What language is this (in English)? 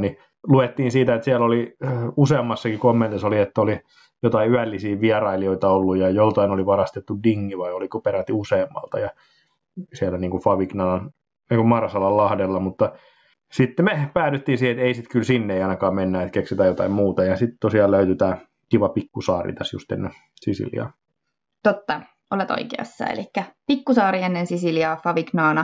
Finnish